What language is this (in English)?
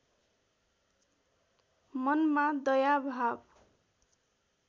Nepali